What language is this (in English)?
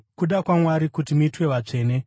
Shona